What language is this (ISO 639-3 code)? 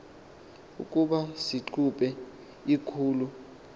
xho